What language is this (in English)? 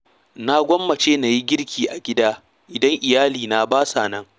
Hausa